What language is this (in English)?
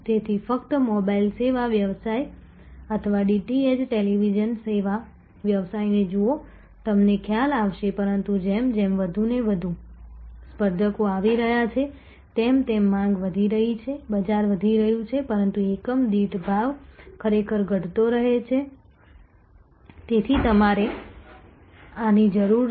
Gujarati